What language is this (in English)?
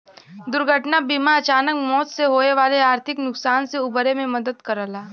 Bhojpuri